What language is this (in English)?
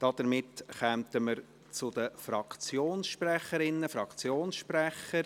Swiss German